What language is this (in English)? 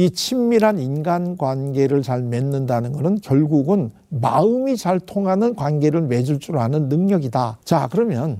Korean